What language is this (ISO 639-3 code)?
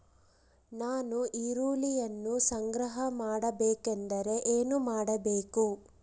kan